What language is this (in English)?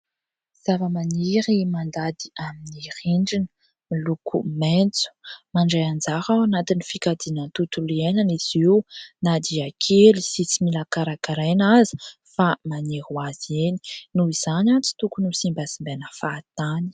Malagasy